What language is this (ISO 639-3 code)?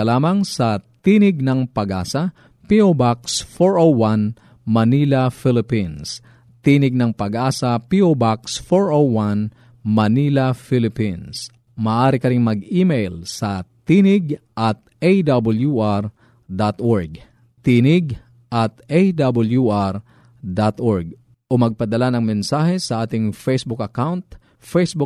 fil